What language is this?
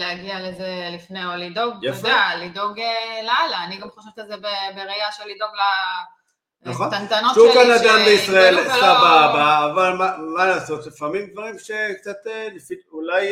Hebrew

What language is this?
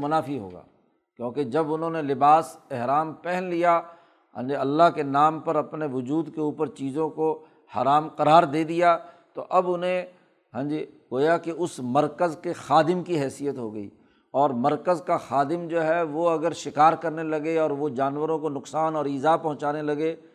Urdu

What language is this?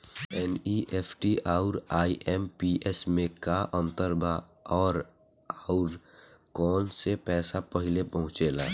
Bhojpuri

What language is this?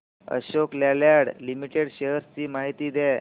Marathi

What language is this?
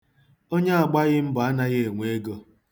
Igbo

